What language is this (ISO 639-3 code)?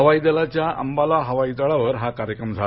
mar